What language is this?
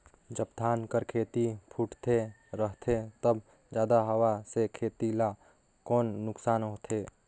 Chhattisgarhi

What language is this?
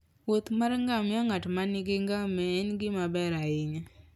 Luo (Kenya and Tanzania)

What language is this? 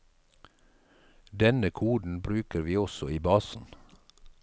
Norwegian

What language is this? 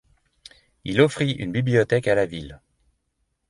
French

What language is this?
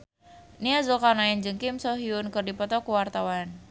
Sundanese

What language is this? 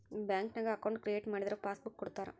Kannada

